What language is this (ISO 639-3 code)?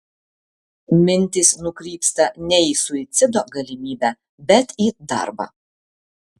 lit